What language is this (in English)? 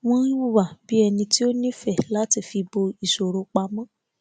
Yoruba